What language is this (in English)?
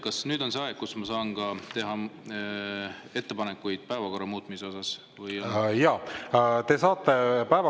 Estonian